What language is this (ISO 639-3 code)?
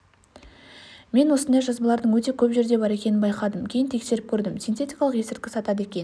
kaz